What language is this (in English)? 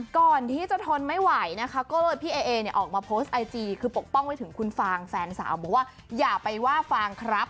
Thai